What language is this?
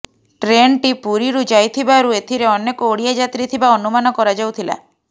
Odia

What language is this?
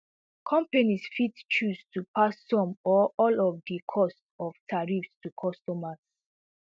Nigerian Pidgin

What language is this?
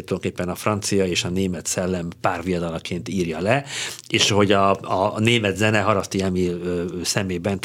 Hungarian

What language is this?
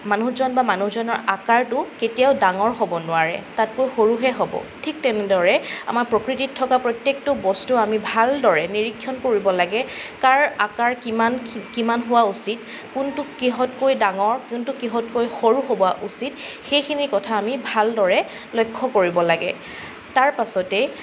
Assamese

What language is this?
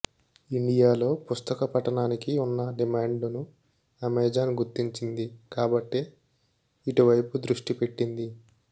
Telugu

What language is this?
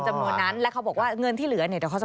Thai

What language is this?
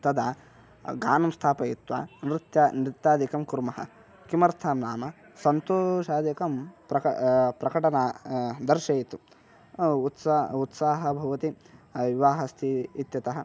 Sanskrit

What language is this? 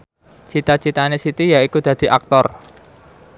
Javanese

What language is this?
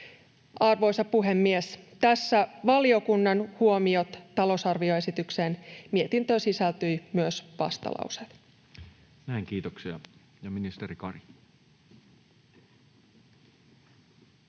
Finnish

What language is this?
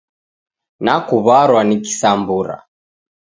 Taita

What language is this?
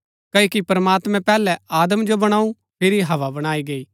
Gaddi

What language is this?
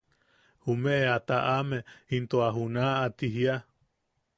Yaqui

